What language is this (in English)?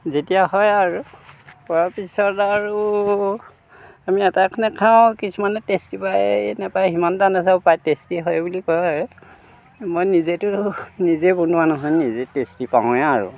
Assamese